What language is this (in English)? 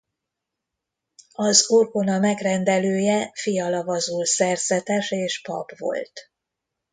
Hungarian